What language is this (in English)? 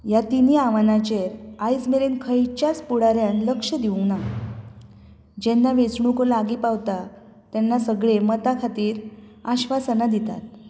Konkani